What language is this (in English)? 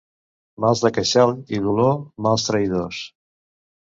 Catalan